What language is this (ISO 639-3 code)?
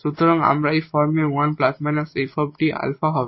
ben